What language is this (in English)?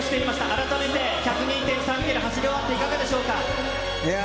Japanese